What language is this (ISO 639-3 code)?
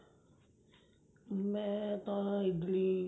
pan